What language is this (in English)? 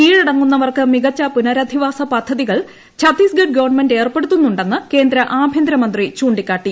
Malayalam